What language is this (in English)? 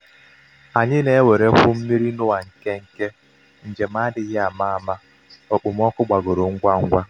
Igbo